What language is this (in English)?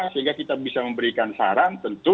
Indonesian